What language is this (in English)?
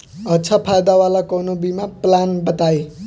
Bhojpuri